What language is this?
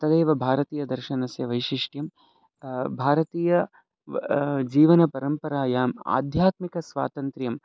Sanskrit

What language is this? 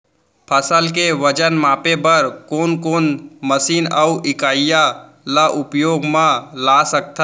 Chhattisgarhi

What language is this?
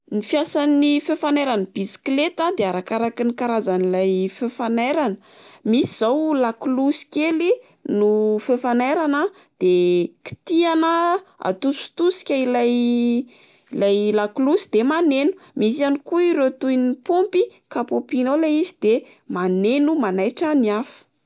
Malagasy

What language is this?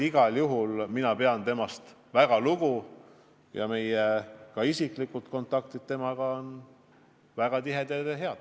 Estonian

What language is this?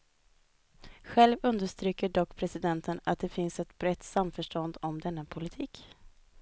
Swedish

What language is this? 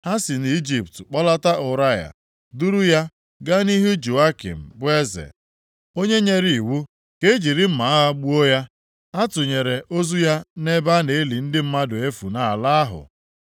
Igbo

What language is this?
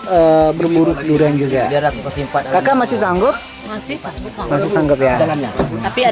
Indonesian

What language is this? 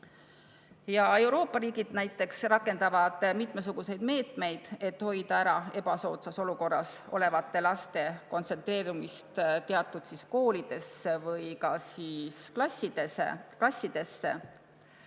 Estonian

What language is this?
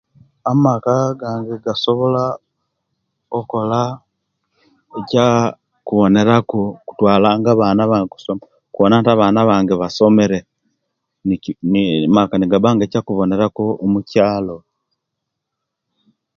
Kenyi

